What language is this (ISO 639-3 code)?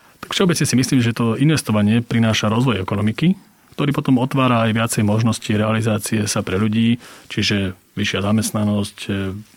slk